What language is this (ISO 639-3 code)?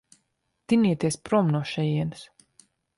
lav